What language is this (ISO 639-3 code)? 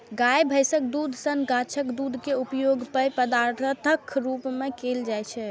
mai